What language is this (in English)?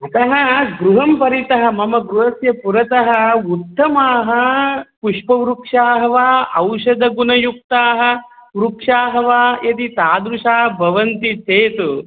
Sanskrit